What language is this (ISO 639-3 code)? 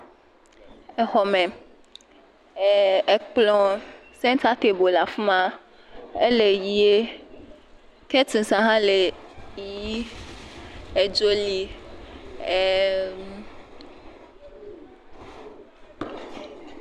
ewe